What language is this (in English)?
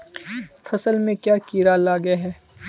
Magahi